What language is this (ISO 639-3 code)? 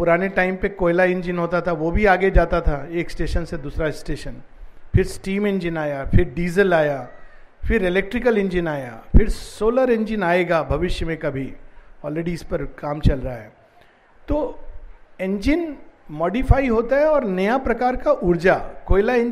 hin